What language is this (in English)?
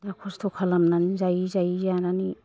Bodo